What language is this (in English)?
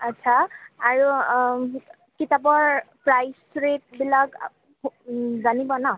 Assamese